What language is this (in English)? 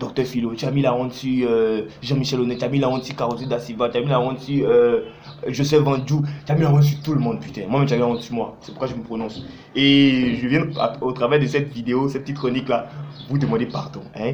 French